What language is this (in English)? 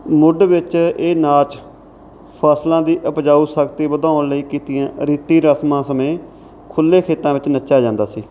Punjabi